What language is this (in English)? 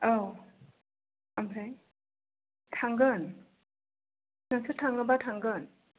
Bodo